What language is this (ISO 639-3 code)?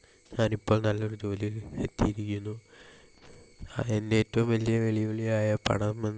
mal